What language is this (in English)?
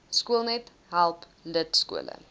Afrikaans